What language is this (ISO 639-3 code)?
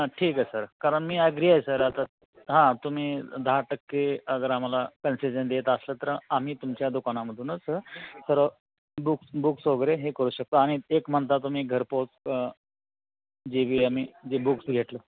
mar